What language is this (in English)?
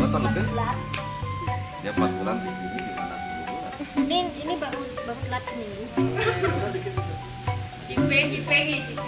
Indonesian